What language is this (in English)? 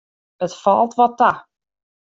Western Frisian